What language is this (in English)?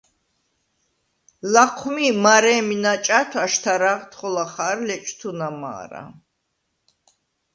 Svan